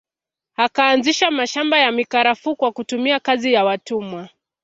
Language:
Swahili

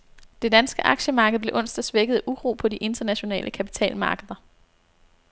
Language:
Danish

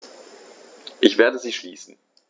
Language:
German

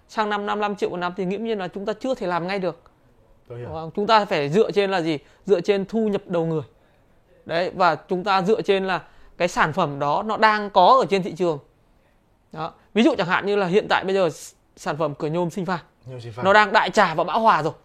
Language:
Vietnamese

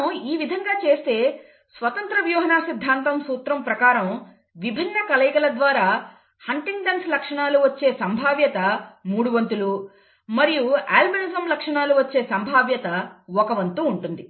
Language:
Telugu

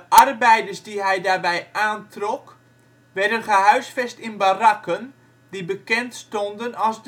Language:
Dutch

